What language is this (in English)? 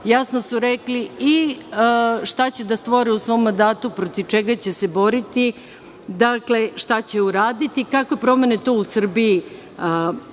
Serbian